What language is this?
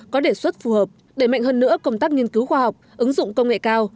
Vietnamese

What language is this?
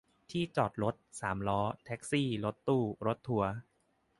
Thai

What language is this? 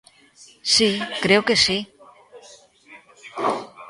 Galician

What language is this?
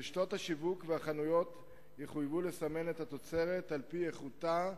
Hebrew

